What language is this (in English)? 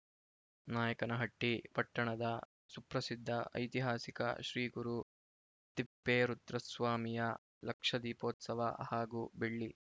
Kannada